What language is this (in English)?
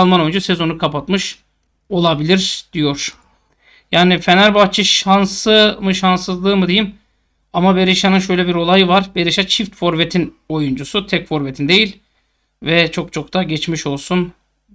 Turkish